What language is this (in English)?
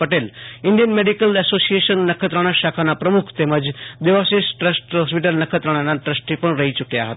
Gujarati